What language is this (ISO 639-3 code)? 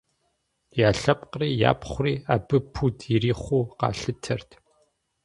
kbd